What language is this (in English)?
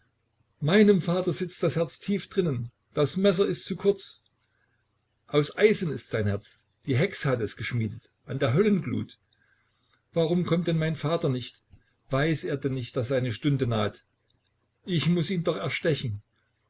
German